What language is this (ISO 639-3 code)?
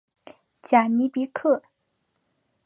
zho